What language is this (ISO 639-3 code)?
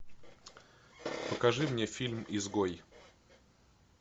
rus